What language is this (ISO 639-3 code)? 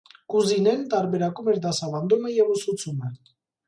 hye